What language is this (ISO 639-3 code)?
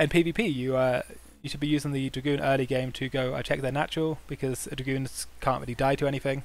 eng